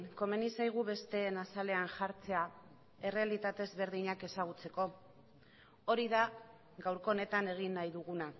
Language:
Basque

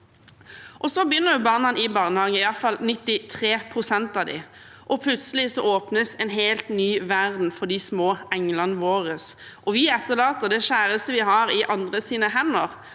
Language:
Norwegian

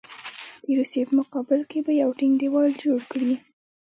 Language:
Pashto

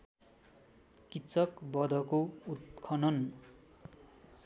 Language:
Nepali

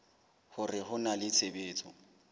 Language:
Southern Sotho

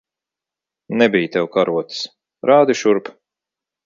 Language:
Latvian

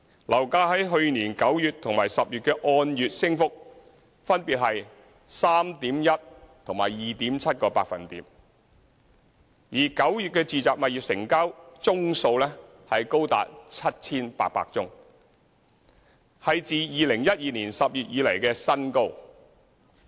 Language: Cantonese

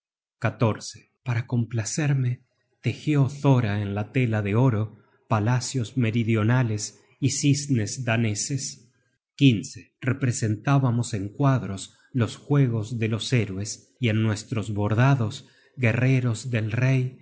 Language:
Spanish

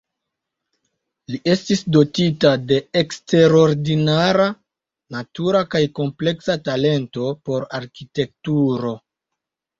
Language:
Esperanto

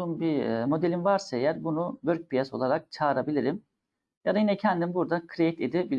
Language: Turkish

